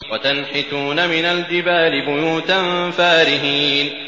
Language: Arabic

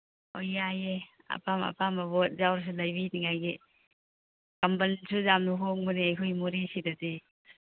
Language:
Manipuri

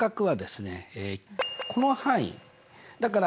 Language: Japanese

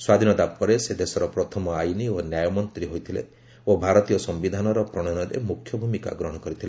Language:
Odia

